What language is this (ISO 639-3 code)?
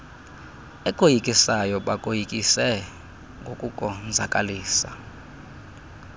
xho